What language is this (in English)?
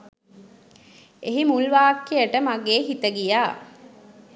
Sinhala